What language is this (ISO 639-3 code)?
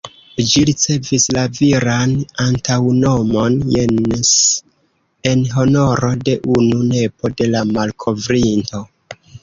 epo